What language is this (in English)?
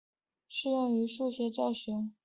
Chinese